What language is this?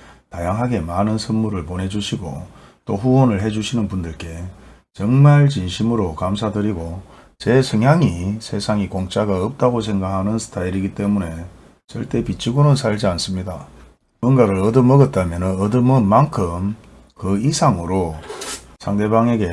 Korean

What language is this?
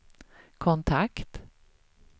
Swedish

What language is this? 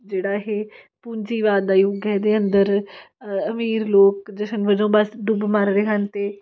Punjabi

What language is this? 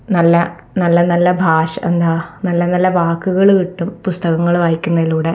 Malayalam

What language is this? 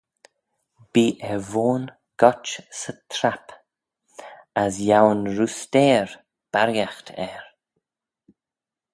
Manx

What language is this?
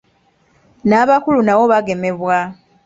Ganda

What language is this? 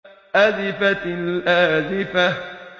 Arabic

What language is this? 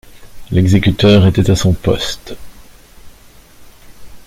French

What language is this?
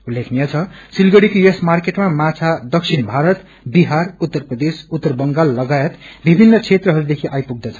Nepali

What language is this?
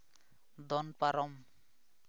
Santali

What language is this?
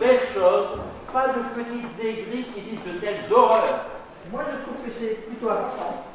French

